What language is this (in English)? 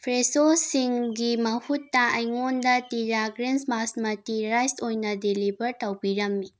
Manipuri